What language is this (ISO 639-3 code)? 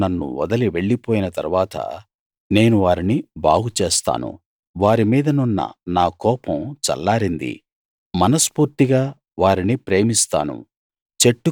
tel